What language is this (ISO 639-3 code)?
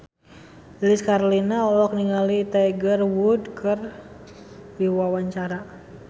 sun